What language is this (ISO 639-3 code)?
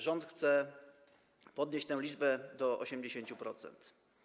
pol